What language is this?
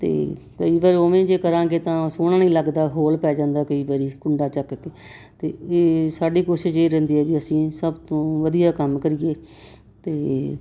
Punjabi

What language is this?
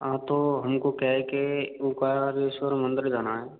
Hindi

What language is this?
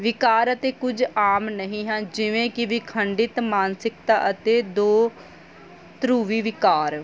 Punjabi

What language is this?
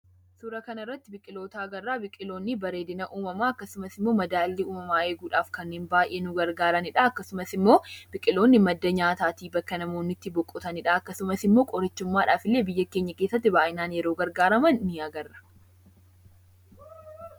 Oromo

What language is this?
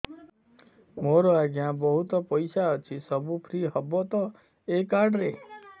Odia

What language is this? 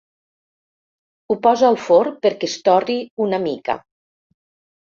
Catalan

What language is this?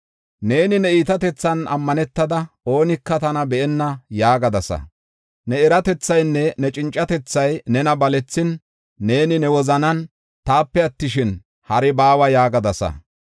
Gofa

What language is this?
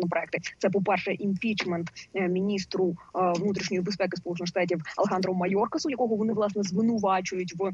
Ukrainian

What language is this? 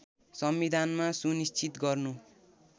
Nepali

